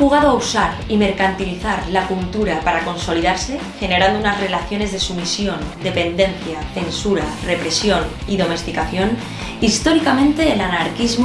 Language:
Spanish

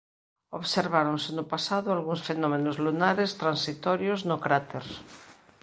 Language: Galician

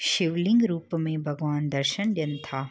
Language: Sindhi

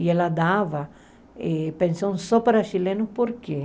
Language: Portuguese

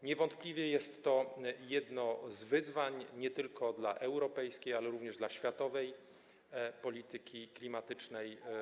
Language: Polish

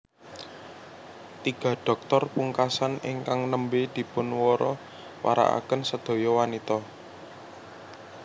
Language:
Javanese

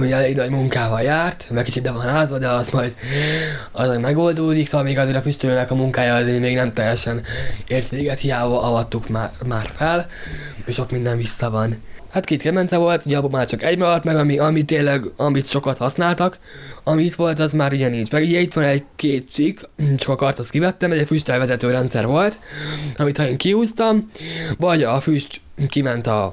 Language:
Hungarian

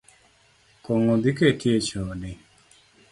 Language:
Luo (Kenya and Tanzania)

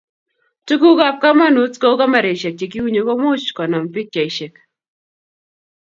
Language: Kalenjin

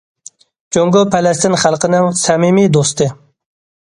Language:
Uyghur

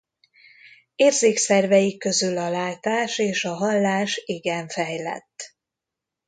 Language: Hungarian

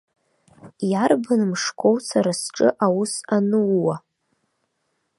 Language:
Abkhazian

